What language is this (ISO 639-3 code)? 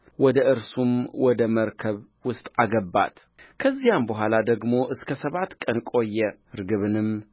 amh